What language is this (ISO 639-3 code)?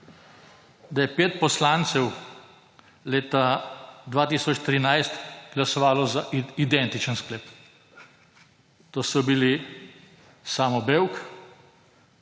slv